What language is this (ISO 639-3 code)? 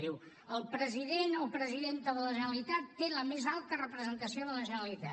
cat